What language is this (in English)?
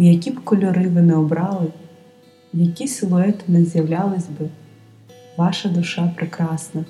Ukrainian